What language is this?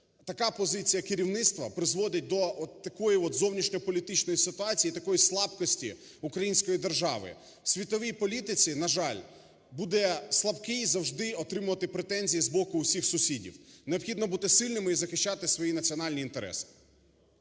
Ukrainian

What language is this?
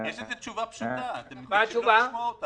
Hebrew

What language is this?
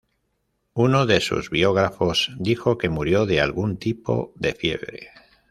Spanish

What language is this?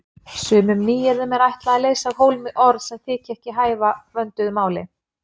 Icelandic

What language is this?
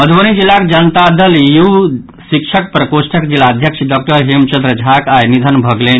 Maithili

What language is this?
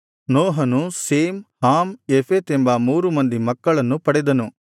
Kannada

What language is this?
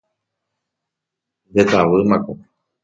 Guarani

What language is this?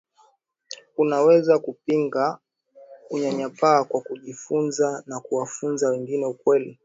Swahili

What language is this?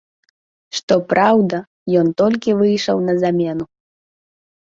Belarusian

